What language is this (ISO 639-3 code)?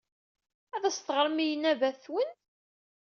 kab